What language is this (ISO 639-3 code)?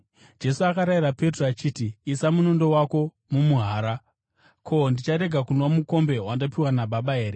sna